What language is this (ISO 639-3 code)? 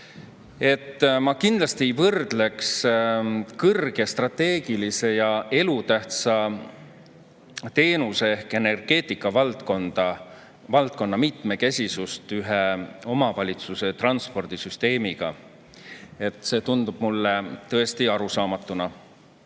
est